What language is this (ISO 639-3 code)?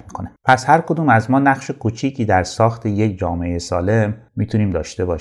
fas